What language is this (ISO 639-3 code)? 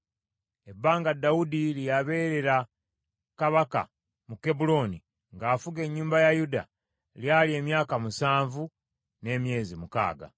lug